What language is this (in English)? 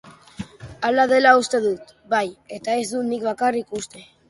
Basque